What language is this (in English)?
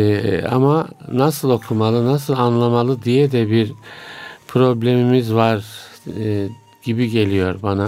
Turkish